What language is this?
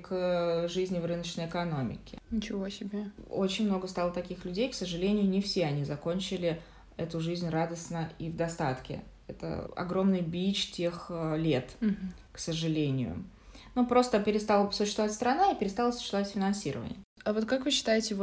Russian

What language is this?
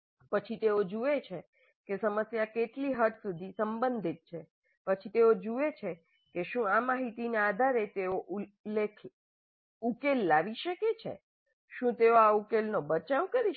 Gujarati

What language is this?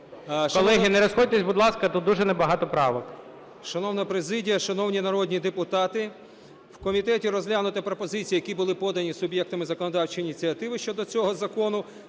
Ukrainian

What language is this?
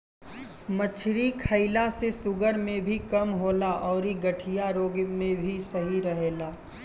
Bhojpuri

